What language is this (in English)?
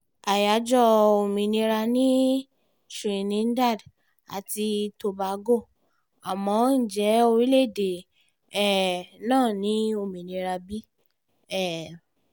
Yoruba